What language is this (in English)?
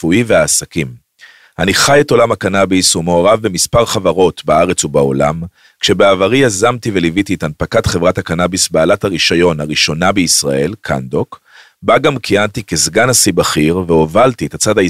Hebrew